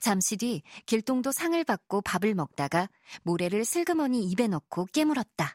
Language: Korean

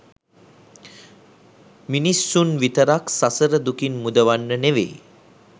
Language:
Sinhala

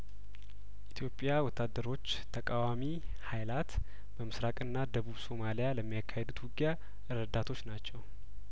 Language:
Amharic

